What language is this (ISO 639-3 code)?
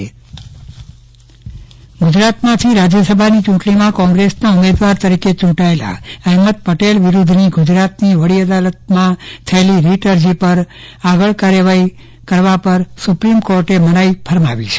guj